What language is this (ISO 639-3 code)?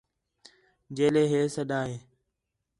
xhe